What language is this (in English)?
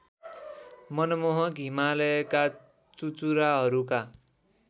Nepali